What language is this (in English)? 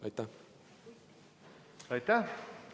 Estonian